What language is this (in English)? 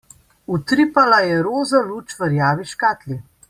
Slovenian